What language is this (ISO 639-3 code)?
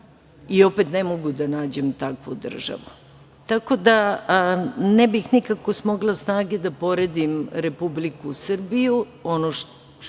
srp